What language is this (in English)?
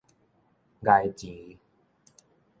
Min Nan Chinese